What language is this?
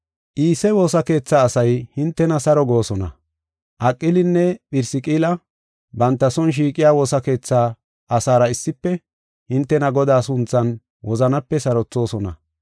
Gofa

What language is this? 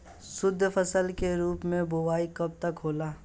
Bhojpuri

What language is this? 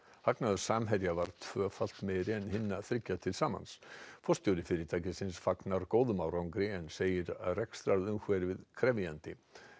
Icelandic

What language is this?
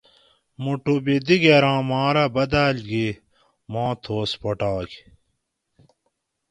Gawri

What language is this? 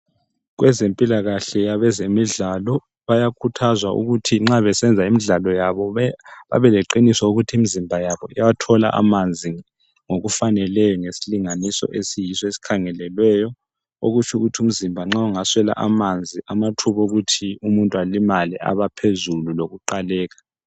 North Ndebele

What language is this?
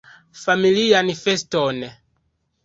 Esperanto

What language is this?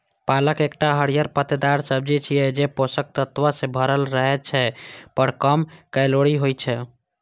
Maithili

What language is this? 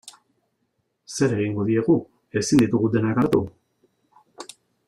Basque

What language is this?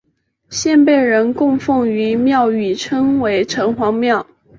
Chinese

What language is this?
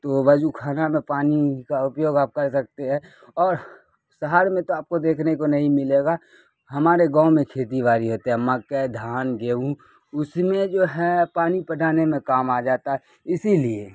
Urdu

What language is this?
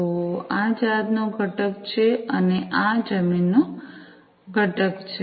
Gujarati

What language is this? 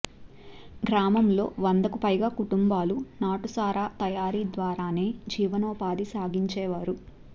Telugu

